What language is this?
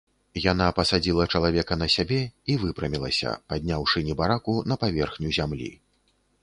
Belarusian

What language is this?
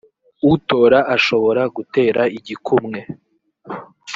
Kinyarwanda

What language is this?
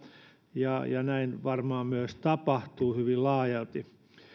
Finnish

